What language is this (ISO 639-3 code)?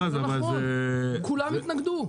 heb